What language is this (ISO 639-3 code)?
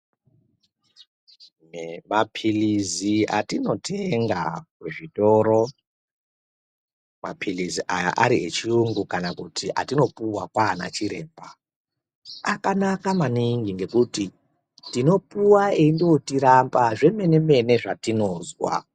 ndc